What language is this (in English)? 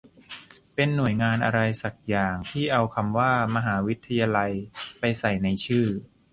Thai